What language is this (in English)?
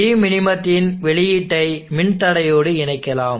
Tamil